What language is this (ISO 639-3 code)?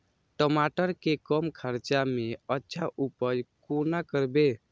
mai